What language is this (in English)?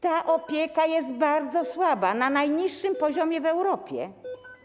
Polish